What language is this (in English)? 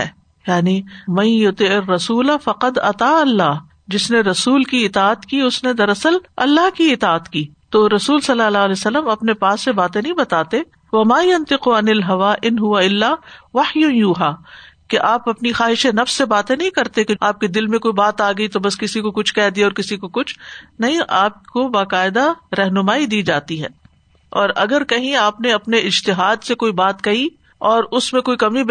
Urdu